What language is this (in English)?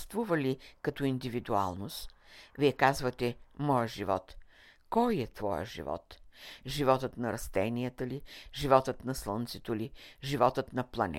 Bulgarian